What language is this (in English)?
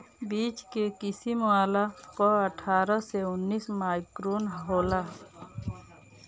Bhojpuri